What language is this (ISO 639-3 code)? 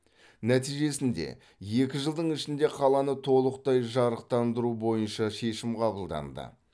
kaz